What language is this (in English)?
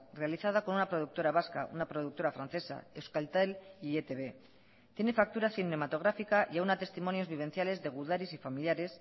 Spanish